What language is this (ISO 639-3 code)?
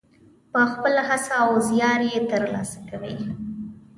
pus